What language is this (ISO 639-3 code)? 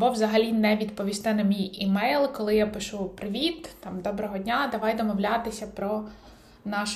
ukr